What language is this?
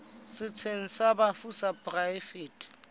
Southern Sotho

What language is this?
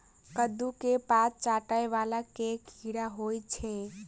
Maithili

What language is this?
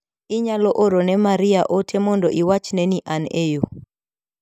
Luo (Kenya and Tanzania)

